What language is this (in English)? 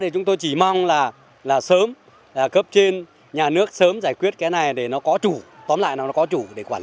Vietnamese